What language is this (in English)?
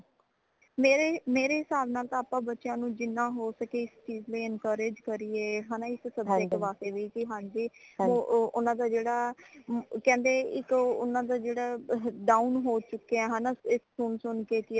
Punjabi